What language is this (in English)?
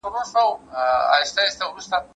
Pashto